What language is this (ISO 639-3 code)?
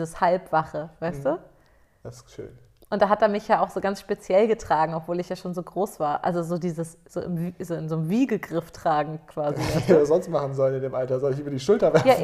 deu